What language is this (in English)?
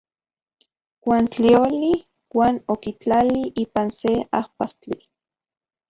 Central Puebla Nahuatl